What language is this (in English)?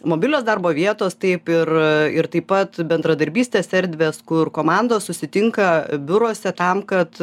Lithuanian